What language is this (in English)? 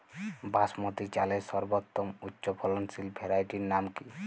Bangla